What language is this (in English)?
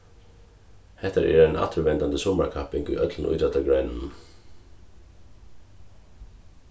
Faroese